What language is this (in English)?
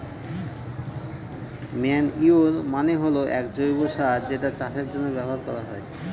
Bangla